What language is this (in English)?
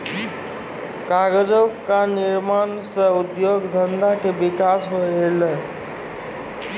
Maithili